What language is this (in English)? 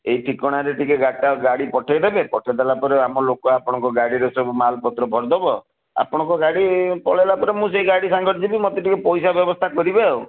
Odia